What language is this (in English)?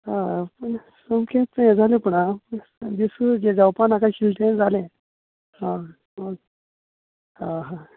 Konkani